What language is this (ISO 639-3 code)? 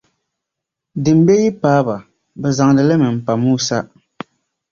dag